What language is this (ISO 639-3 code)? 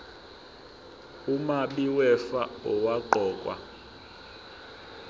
zul